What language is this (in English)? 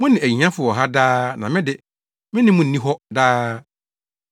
Akan